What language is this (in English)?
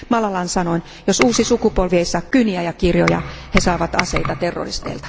Finnish